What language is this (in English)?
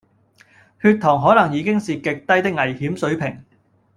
Cantonese